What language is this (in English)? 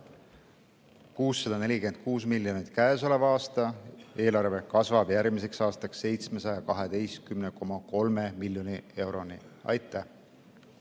Estonian